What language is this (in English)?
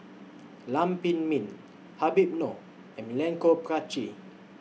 English